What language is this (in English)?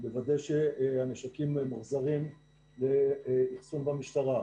Hebrew